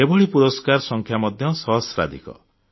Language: Odia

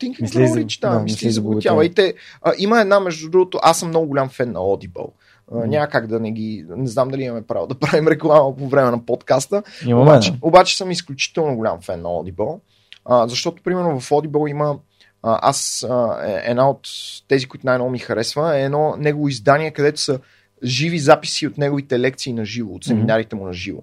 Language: Bulgarian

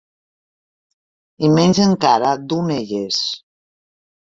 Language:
Catalan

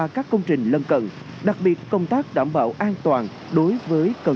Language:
Vietnamese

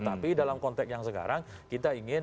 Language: Indonesian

